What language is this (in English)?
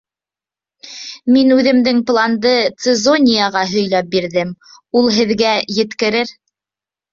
Bashkir